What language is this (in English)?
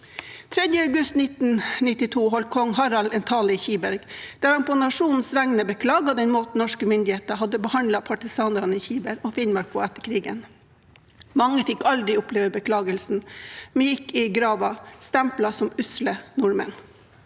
Norwegian